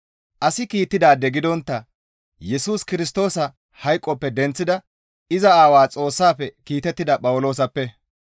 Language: Gamo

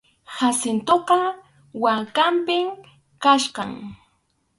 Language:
Arequipa-La Unión Quechua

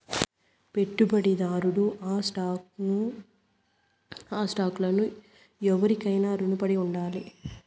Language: Telugu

